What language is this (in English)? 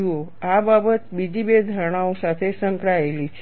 Gujarati